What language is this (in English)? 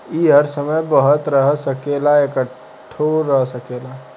Bhojpuri